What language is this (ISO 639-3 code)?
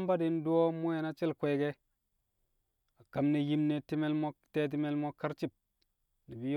kcq